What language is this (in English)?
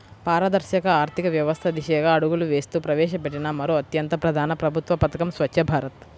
Telugu